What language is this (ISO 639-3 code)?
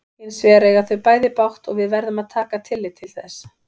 isl